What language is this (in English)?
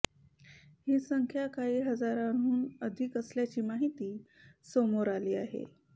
Marathi